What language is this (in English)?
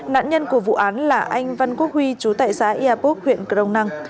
Vietnamese